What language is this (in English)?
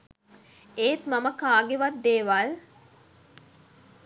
Sinhala